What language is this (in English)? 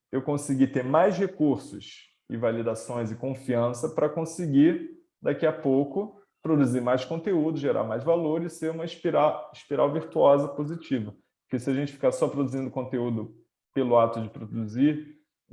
Portuguese